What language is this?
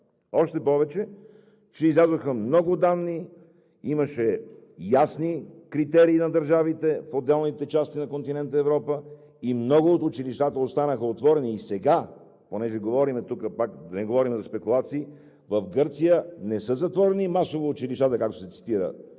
Bulgarian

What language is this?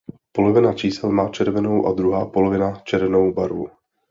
Czech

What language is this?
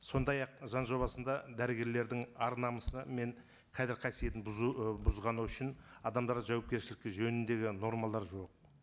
Kazakh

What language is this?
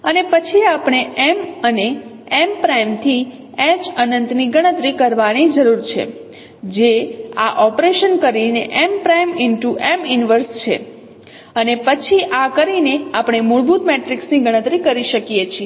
Gujarati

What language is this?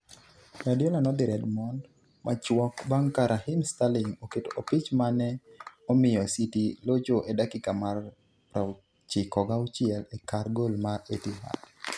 Luo (Kenya and Tanzania)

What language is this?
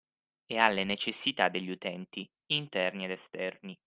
Italian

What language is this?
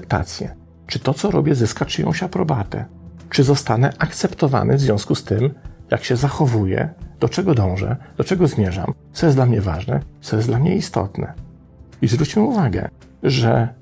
Polish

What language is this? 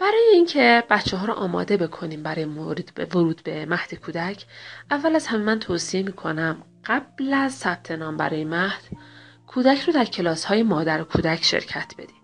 Persian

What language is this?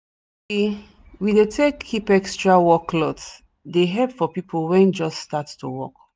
Nigerian Pidgin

